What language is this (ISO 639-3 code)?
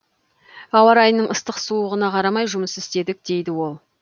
kaz